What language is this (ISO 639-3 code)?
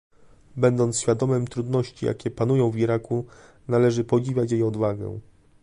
pol